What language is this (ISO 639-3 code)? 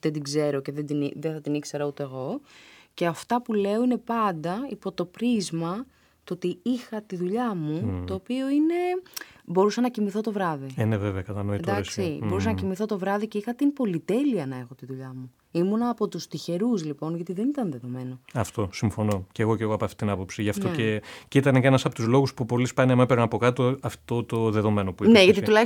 ell